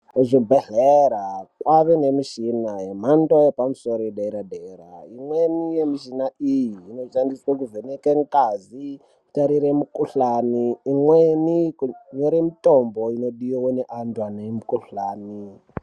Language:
Ndau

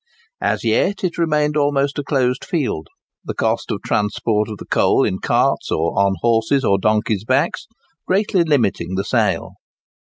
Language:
English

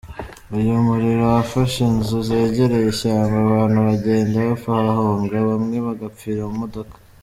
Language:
Kinyarwanda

